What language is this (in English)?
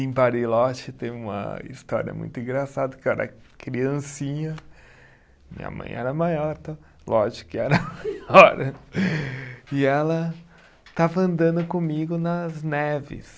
Portuguese